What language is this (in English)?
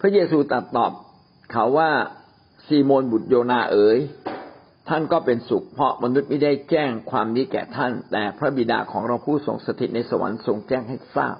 Thai